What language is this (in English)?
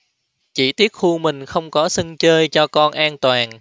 Vietnamese